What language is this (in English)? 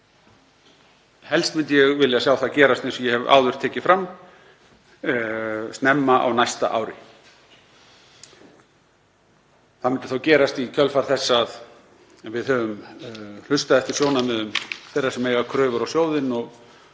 Icelandic